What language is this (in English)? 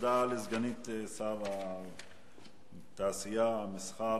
Hebrew